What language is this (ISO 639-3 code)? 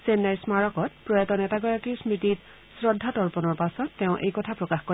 asm